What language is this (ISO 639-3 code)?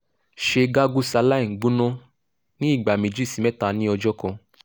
yor